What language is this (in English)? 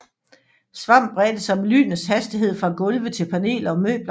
Danish